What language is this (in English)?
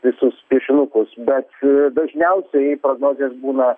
Lithuanian